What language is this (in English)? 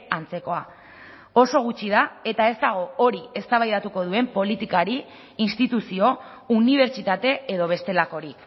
Basque